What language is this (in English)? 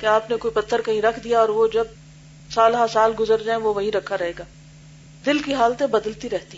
Urdu